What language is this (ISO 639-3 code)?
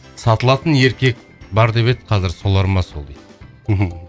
kaz